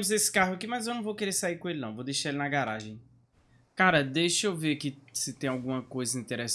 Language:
Portuguese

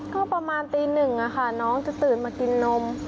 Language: Thai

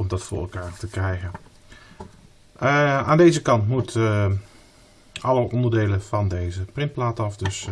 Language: Dutch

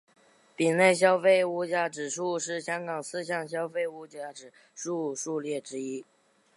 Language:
Chinese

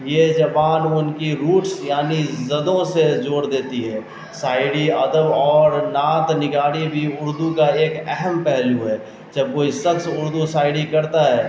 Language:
Urdu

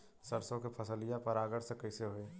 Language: Bhojpuri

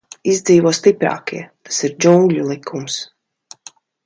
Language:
Latvian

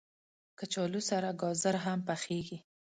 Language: Pashto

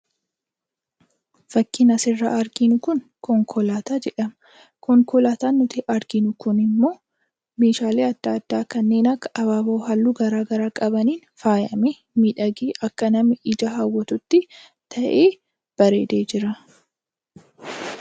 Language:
Oromo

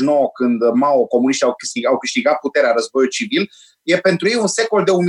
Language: Romanian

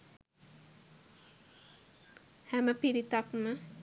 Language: Sinhala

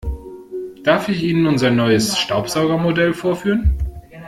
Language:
German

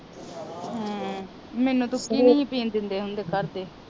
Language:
Punjabi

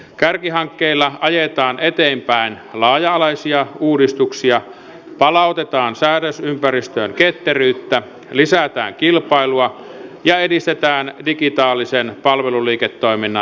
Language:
Finnish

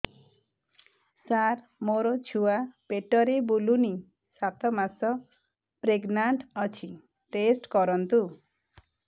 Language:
Odia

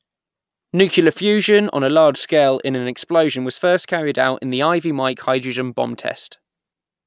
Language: English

